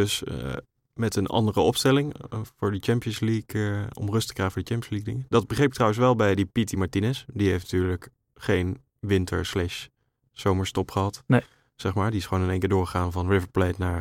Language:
Dutch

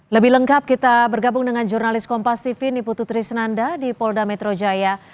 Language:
Indonesian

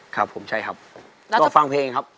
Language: Thai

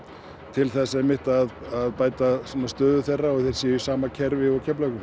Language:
Icelandic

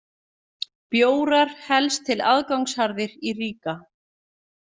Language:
Icelandic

